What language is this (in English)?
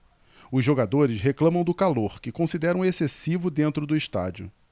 Portuguese